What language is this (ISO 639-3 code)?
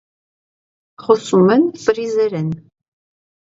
hye